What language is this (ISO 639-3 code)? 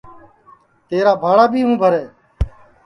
ssi